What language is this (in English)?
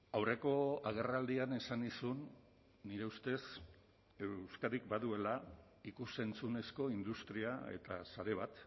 Basque